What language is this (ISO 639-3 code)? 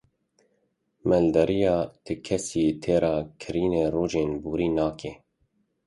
kur